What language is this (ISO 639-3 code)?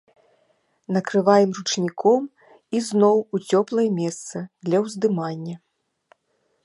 bel